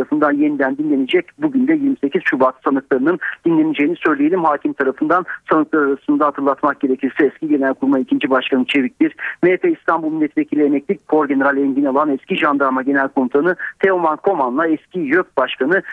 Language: Turkish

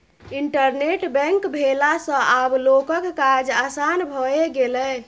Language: Maithili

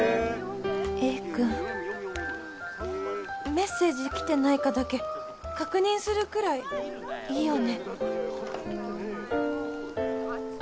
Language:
Japanese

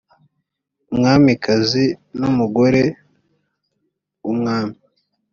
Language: Kinyarwanda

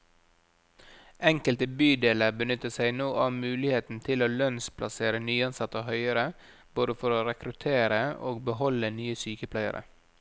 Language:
Norwegian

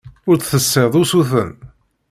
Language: Kabyle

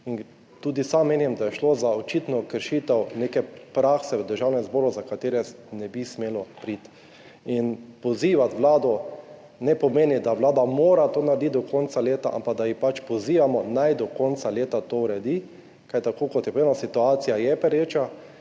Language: Slovenian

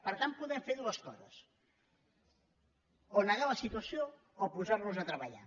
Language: Catalan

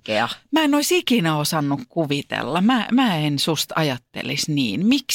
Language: Finnish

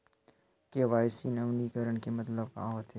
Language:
Chhattisgarhi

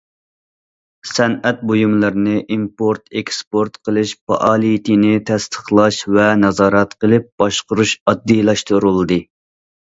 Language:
Uyghur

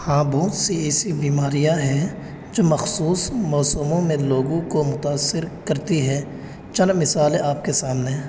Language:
Urdu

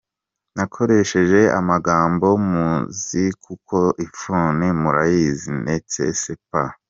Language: Kinyarwanda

